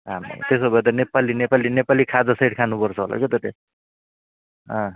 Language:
Nepali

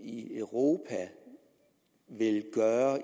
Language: Danish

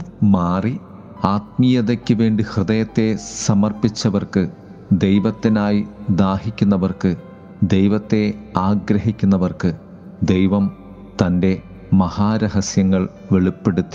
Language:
Malayalam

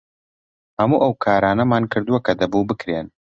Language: Central Kurdish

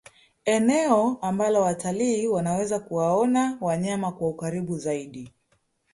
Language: Swahili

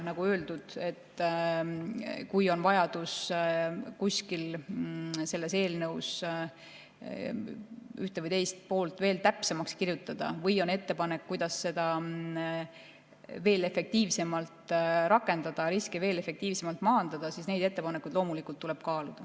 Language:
Estonian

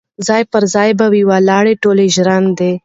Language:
Pashto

